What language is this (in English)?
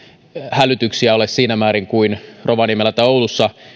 Finnish